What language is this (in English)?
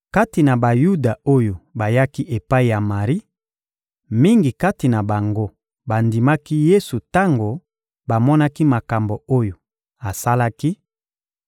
Lingala